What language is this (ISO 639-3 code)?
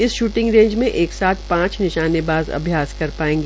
hin